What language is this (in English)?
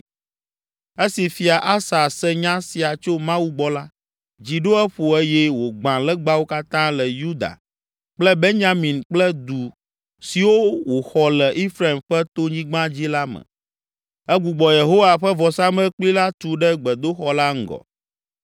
Ewe